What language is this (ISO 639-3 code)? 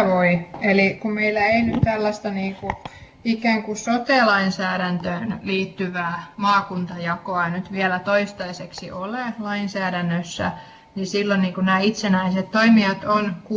fin